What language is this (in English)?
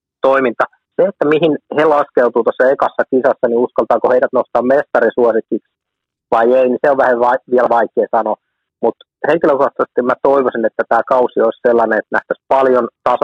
Finnish